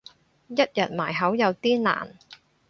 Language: Cantonese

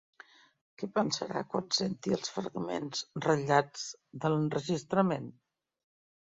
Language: Catalan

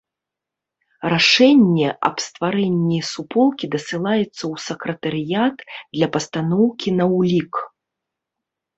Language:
Belarusian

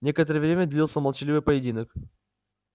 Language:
Russian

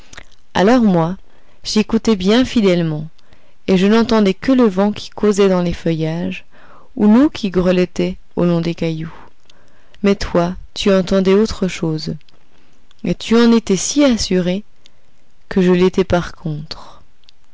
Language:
French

